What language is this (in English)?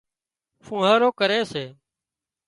Wadiyara Koli